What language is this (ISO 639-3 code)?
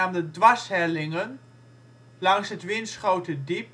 nld